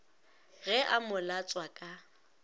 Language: Northern Sotho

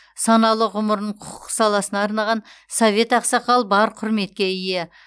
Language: Kazakh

